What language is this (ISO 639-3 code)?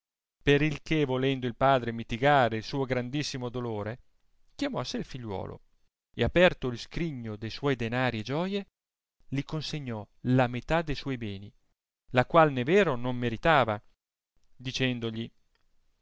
ita